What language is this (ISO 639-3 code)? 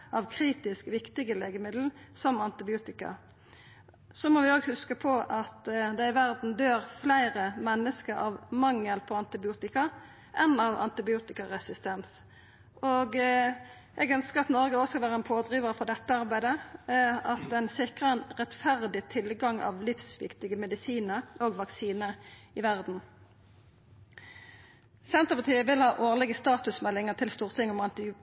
nno